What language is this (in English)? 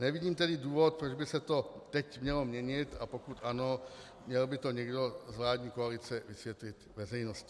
Czech